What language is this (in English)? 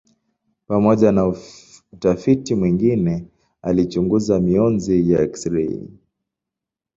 Swahili